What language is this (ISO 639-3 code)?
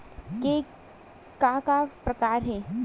hne